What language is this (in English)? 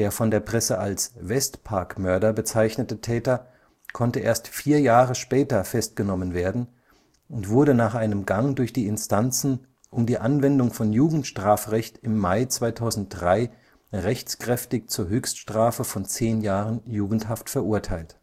German